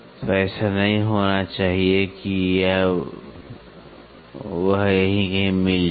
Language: Hindi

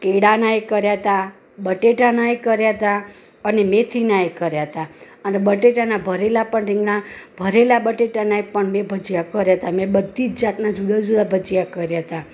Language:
Gujarati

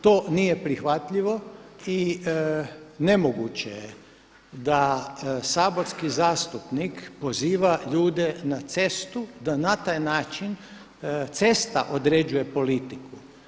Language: Croatian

